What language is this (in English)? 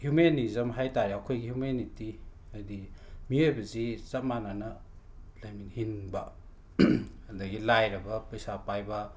Manipuri